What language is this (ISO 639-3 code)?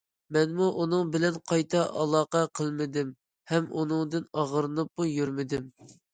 uig